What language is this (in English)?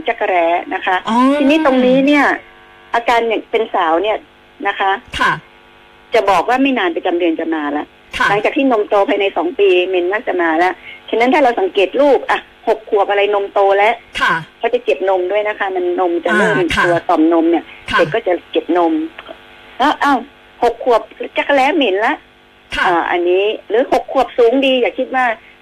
Thai